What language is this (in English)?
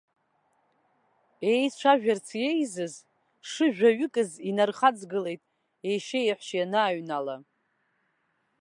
Abkhazian